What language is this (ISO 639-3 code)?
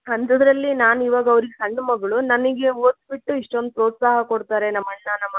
kan